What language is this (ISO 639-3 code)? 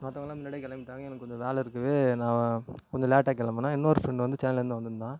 tam